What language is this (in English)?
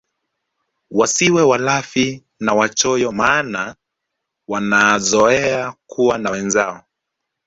Swahili